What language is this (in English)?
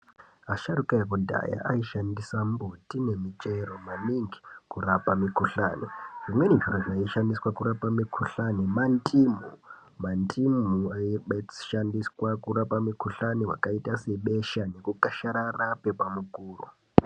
Ndau